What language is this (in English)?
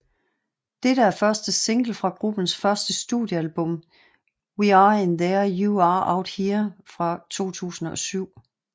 Danish